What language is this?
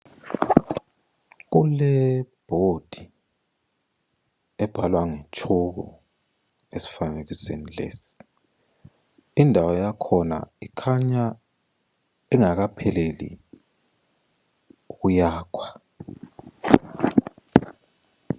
North Ndebele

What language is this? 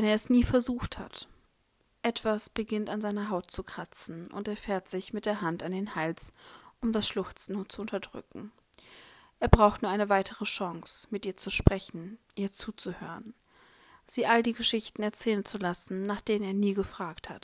German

